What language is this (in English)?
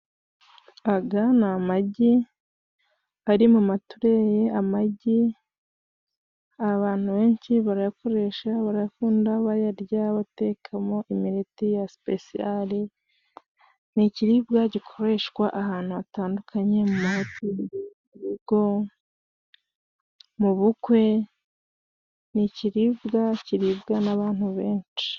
Kinyarwanda